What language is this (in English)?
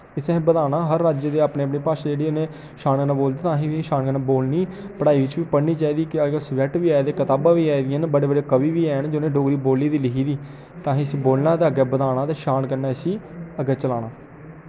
Dogri